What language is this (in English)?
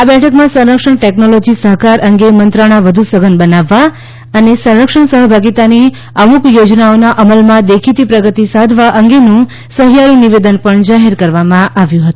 Gujarati